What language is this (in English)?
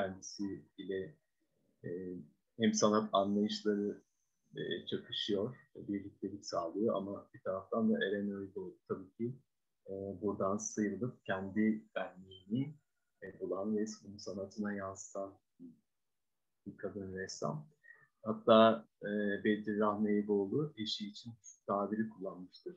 Turkish